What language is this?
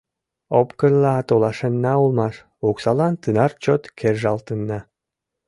Mari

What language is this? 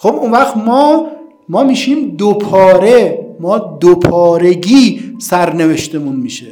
Persian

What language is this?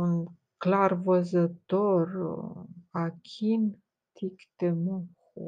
Romanian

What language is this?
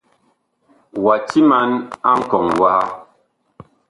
Bakoko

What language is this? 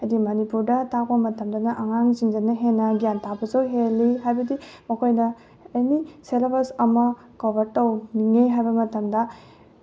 Manipuri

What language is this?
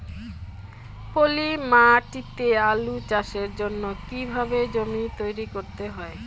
Bangla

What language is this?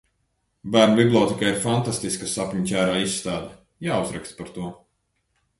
Latvian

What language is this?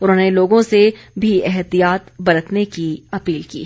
Hindi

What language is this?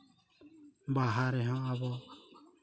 Santali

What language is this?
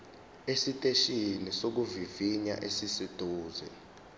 Zulu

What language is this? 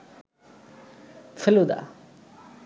Bangla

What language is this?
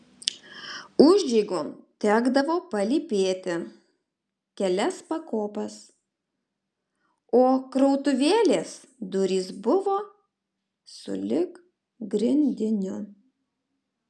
Lithuanian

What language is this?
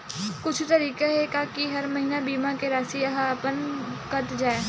Chhattisgarhi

